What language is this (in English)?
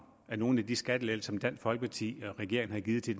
Danish